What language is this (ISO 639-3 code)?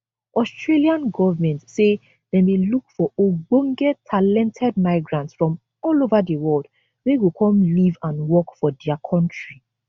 pcm